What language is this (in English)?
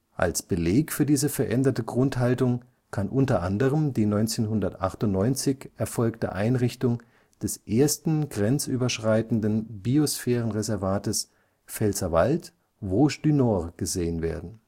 German